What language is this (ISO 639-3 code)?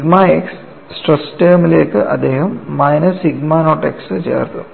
mal